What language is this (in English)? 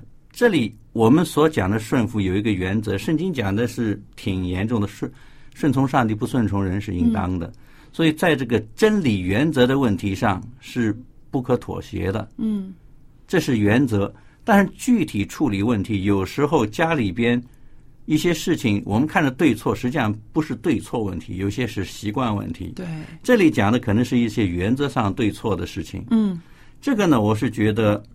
Chinese